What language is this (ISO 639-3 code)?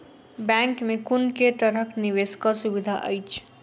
mai